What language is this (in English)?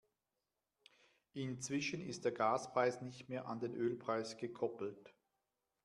German